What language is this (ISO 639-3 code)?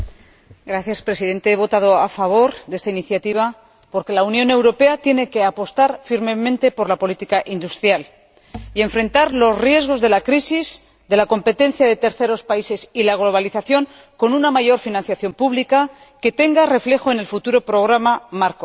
spa